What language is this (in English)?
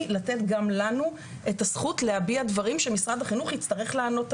Hebrew